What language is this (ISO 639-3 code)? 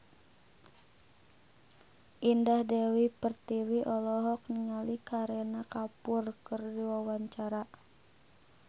sun